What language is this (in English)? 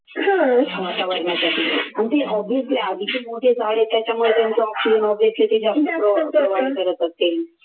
Marathi